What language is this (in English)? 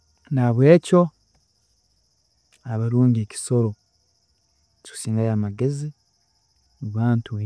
Tooro